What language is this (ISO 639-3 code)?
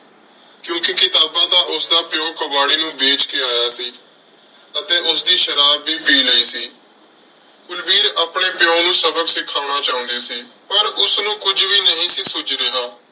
pan